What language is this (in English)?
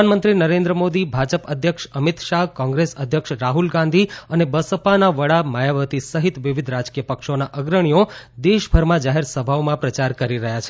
Gujarati